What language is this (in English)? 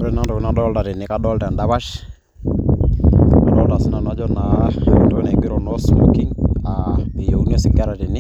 Masai